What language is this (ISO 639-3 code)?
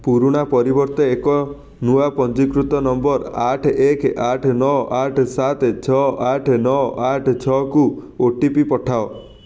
ori